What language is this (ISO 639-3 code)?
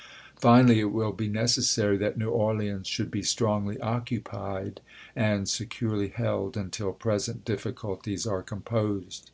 eng